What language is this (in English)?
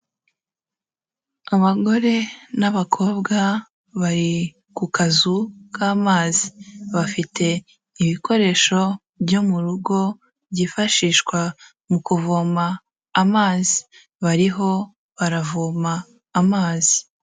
Kinyarwanda